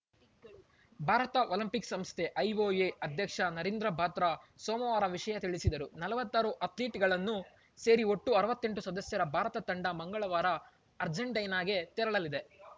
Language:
Kannada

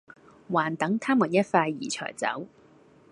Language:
Cantonese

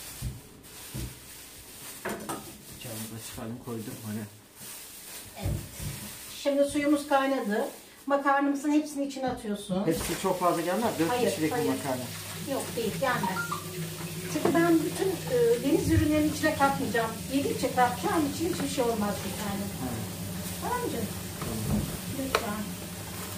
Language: Turkish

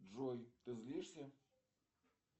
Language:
Russian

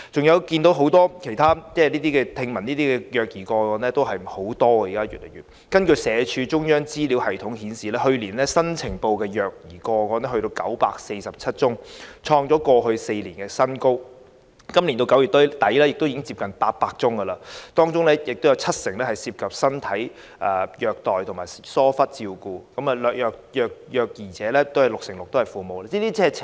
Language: Cantonese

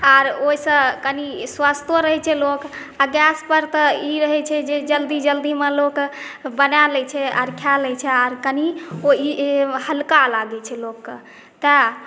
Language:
Maithili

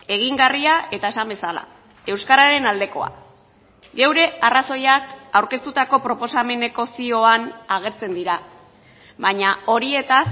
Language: Basque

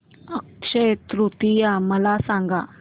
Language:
Marathi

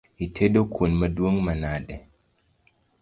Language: Luo (Kenya and Tanzania)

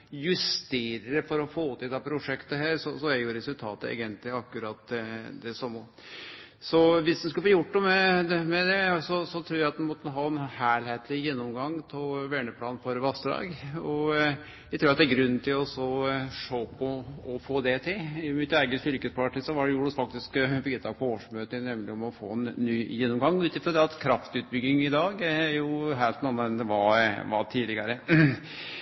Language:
Norwegian Nynorsk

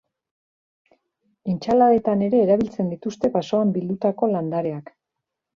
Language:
Basque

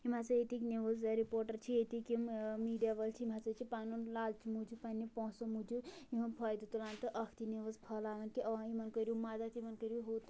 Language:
Kashmiri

